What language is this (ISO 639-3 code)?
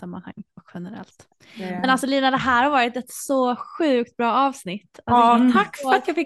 swe